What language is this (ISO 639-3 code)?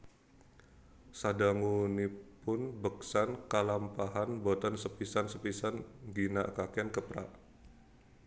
jav